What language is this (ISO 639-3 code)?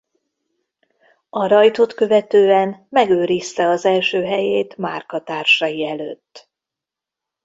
hun